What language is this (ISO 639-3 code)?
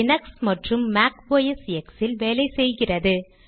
tam